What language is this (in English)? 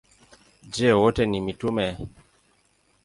Swahili